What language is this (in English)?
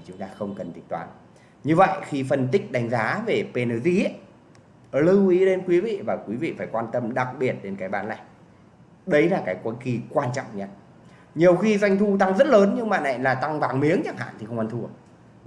Vietnamese